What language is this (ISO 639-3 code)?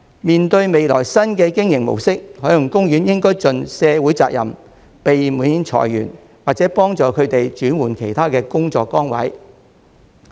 yue